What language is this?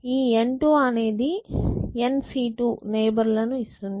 Telugu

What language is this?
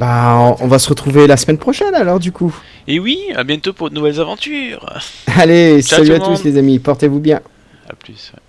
French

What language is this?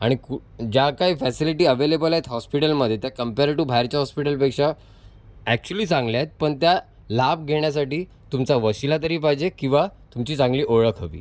Marathi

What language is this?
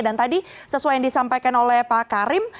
Indonesian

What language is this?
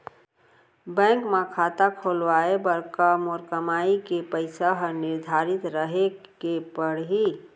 Chhattisgarhi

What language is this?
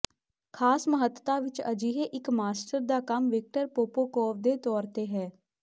Punjabi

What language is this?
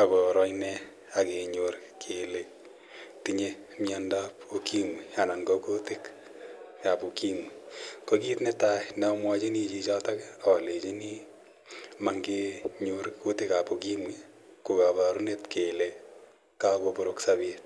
Kalenjin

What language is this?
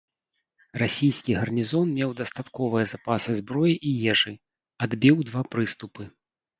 Belarusian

